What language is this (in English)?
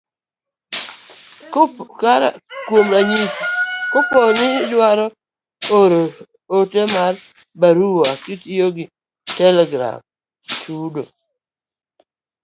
Luo (Kenya and Tanzania)